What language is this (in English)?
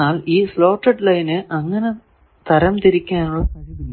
Malayalam